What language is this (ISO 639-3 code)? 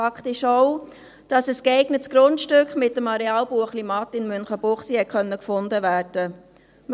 gsw